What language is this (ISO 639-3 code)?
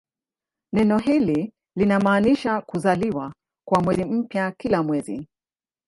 swa